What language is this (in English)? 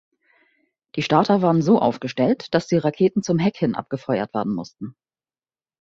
German